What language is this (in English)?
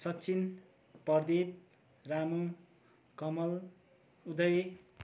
Nepali